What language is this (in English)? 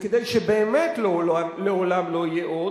Hebrew